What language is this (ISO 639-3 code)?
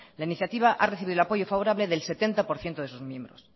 spa